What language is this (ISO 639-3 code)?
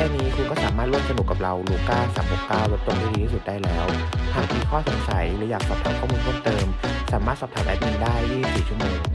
tha